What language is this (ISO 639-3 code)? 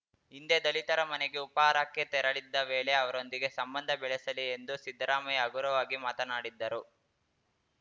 kan